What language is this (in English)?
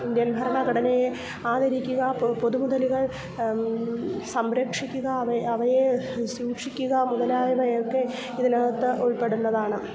Malayalam